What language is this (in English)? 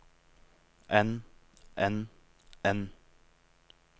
Norwegian